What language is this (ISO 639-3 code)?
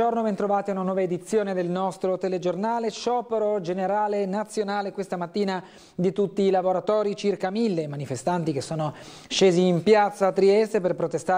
ita